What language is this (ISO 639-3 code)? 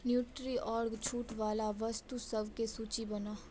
mai